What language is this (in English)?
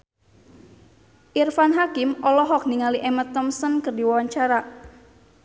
Sundanese